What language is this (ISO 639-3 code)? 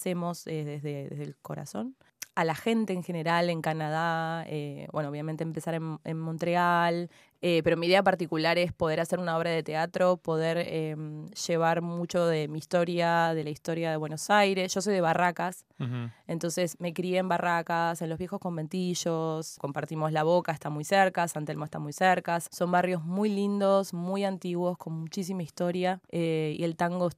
spa